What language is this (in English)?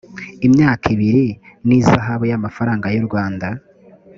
Kinyarwanda